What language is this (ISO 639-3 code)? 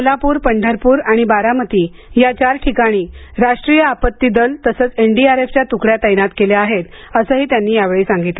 mar